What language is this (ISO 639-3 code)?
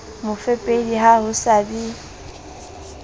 sot